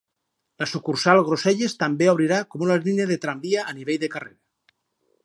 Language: Catalan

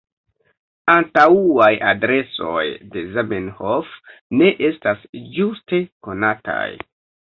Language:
Esperanto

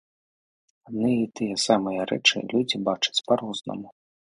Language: Belarusian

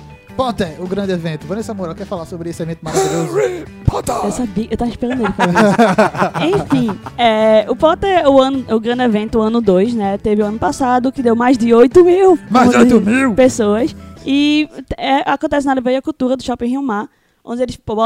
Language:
Portuguese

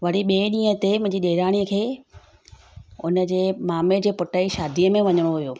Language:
Sindhi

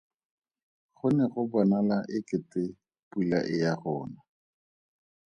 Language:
Tswana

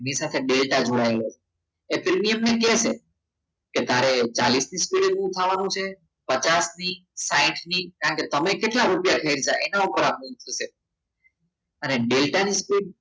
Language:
Gujarati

